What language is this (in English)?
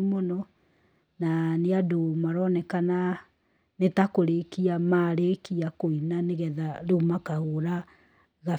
Kikuyu